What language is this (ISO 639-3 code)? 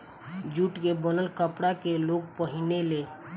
bho